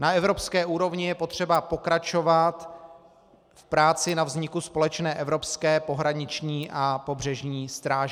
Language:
Czech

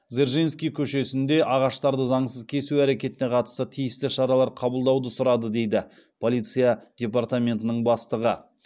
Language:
Kazakh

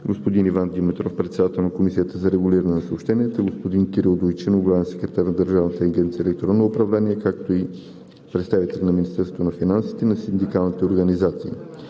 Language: Bulgarian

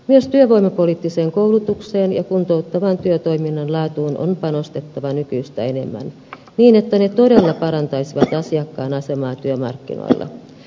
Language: Finnish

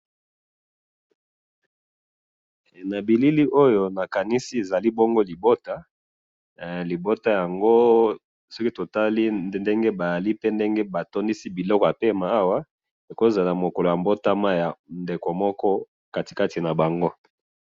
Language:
Lingala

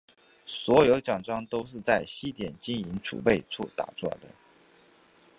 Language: Chinese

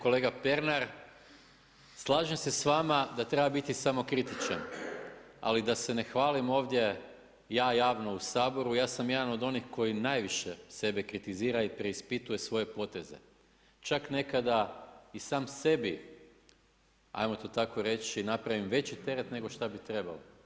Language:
Croatian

